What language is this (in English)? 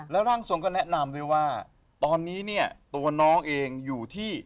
Thai